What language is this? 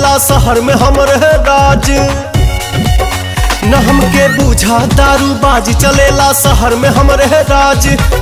Hindi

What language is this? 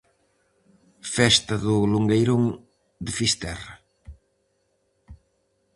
Galician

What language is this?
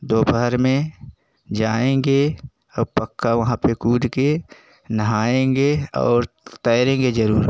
Hindi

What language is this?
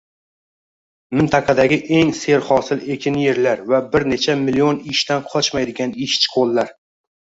Uzbek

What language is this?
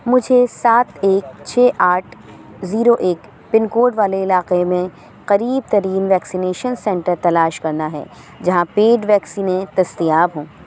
Urdu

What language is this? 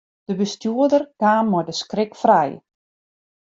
Western Frisian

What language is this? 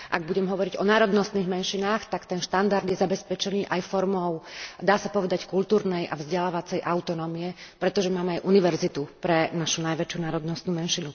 Slovak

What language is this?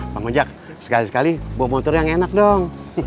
Indonesian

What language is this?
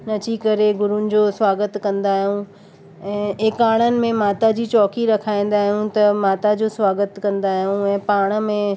Sindhi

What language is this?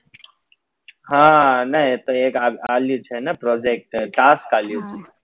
Gujarati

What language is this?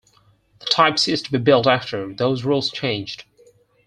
English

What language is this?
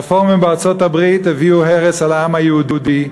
Hebrew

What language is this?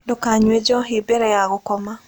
Kikuyu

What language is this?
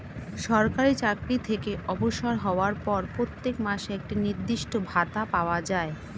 Bangla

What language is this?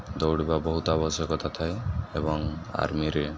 Odia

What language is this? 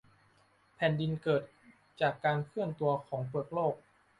Thai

